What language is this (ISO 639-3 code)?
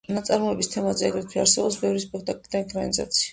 kat